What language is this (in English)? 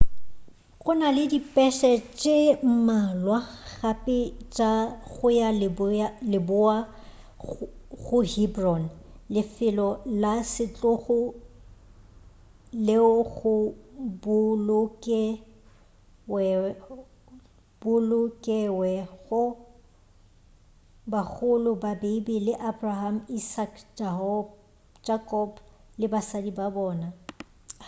Northern Sotho